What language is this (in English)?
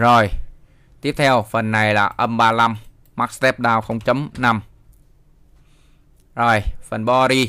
Vietnamese